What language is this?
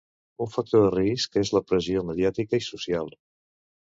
Catalan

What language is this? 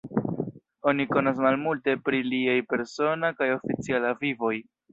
Esperanto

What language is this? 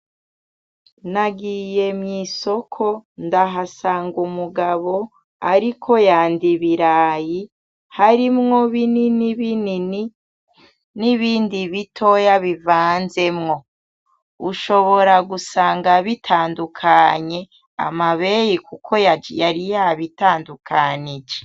Rundi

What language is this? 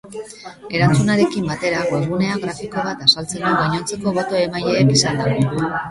Basque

